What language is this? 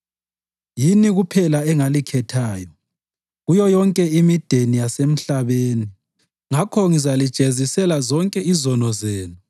North Ndebele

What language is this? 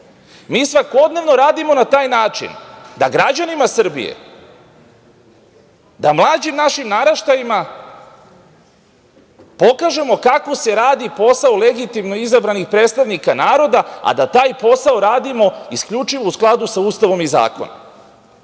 Serbian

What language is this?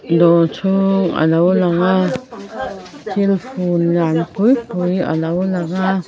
Mizo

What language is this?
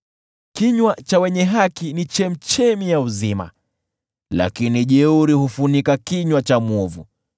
Swahili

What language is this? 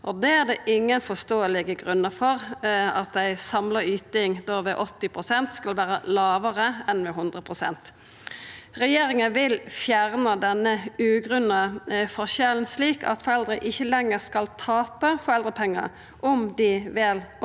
Norwegian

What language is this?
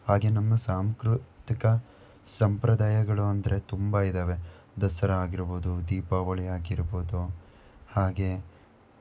Kannada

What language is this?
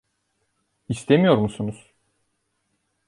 Turkish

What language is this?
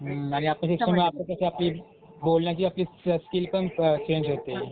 Marathi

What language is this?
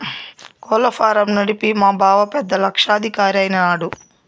Telugu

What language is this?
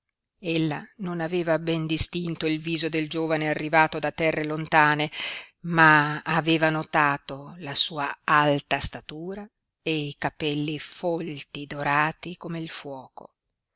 Italian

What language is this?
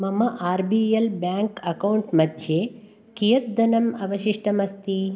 Sanskrit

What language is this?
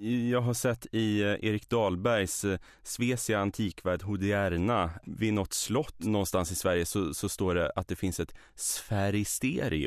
Swedish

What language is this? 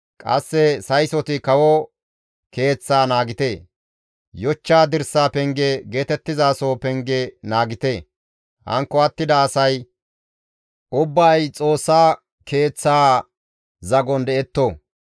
Gamo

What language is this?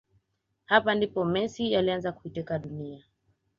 Swahili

